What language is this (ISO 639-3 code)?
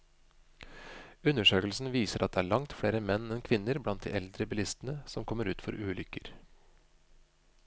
nor